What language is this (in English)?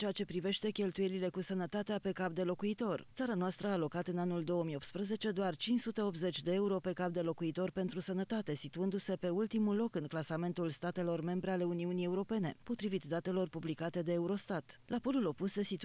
Romanian